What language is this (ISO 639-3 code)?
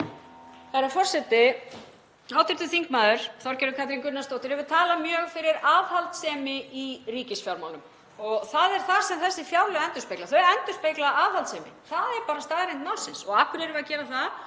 isl